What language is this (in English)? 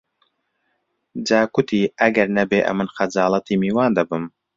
Central Kurdish